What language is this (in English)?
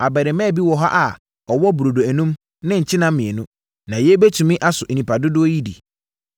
Akan